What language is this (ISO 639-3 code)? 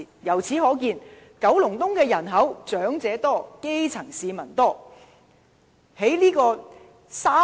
yue